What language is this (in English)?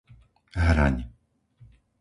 Slovak